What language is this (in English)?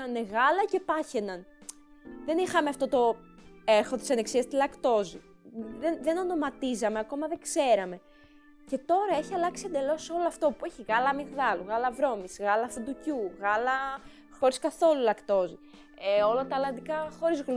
Greek